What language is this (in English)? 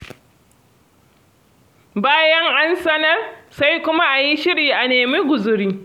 Hausa